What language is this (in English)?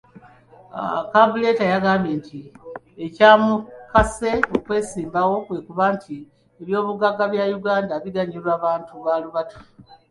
Ganda